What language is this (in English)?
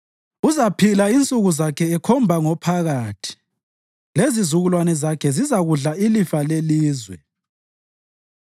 North Ndebele